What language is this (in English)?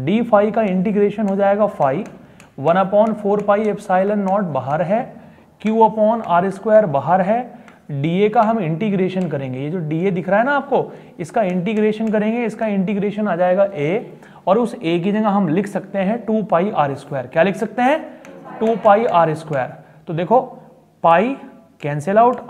Hindi